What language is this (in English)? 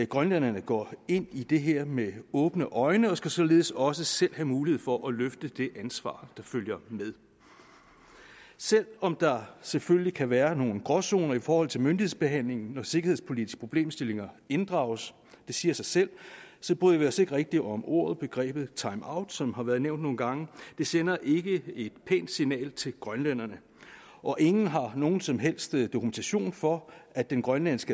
Danish